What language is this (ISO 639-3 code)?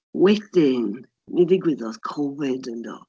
cym